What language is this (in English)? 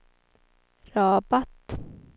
Swedish